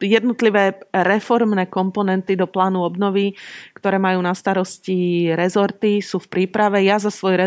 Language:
Slovak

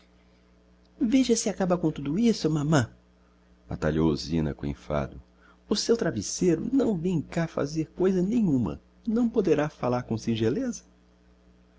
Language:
Portuguese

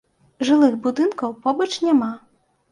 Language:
Belarusian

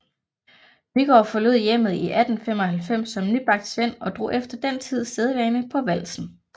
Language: Danish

